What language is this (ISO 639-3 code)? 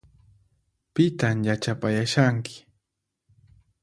qxp